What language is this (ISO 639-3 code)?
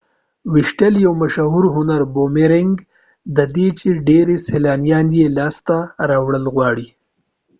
pus